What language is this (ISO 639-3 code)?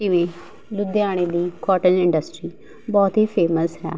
pan